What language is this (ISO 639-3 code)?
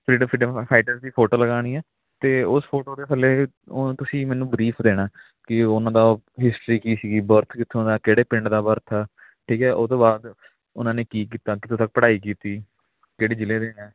pan